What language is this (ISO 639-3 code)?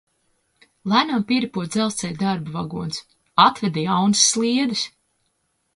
lav